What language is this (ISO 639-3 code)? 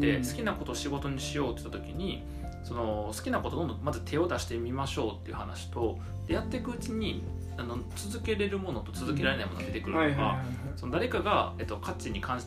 jpn